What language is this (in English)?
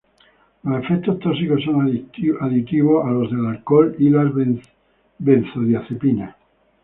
Spanish